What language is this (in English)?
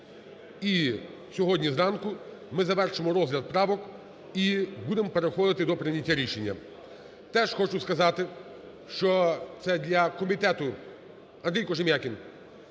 Ukrainian